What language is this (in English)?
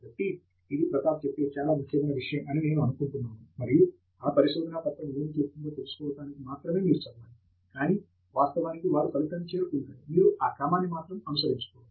Telugu